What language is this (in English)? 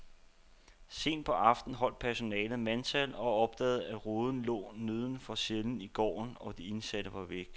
Danish